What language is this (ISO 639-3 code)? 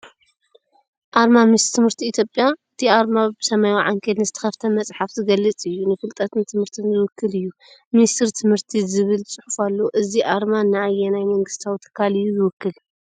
tir